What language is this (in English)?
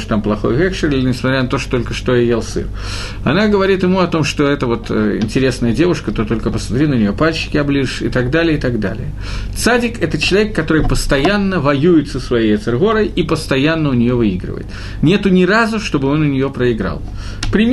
Russian